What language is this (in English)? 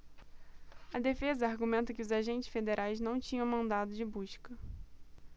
Portuguese